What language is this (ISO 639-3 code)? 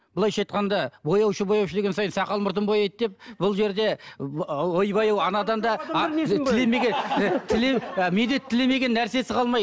kaz